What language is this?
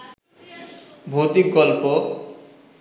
Bangla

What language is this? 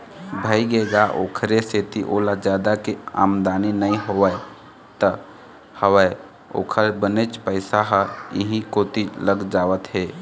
Chhattisgarhi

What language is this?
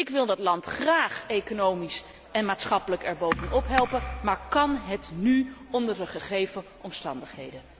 Dutch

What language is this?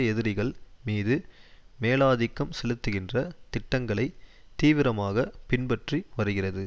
Tamil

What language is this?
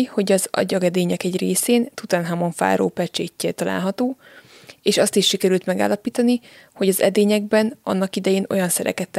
Hungarian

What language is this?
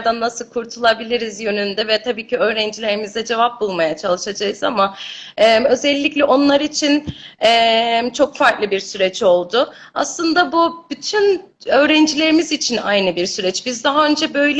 Turkish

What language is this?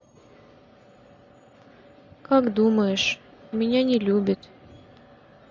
Russian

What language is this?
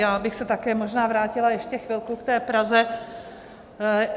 Czech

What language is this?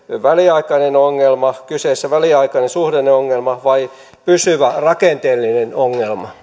Finnish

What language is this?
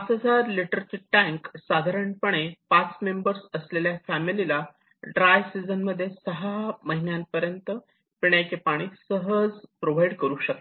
Marathi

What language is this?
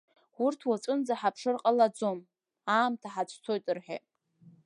Abkhazian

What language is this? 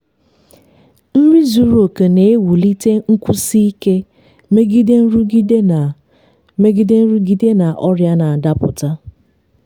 Igbo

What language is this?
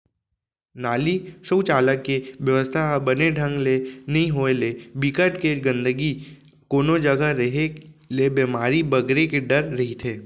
Chhattisgarhi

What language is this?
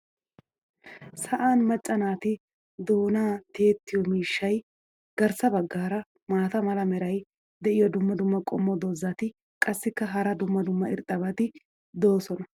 Wolaytta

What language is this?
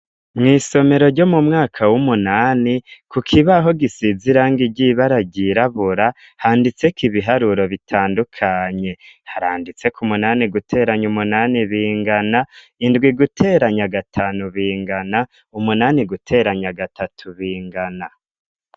Rundi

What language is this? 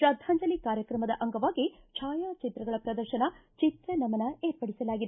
Kannada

